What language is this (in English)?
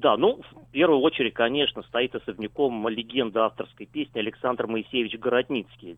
Russian